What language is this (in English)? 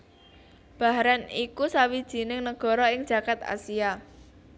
Javanese